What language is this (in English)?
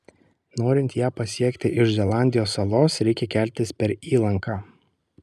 Lithuanian